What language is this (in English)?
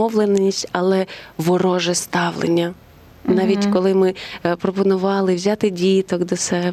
Ukrainian